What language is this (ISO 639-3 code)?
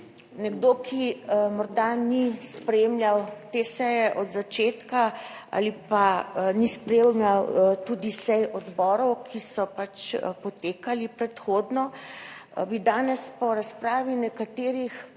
slv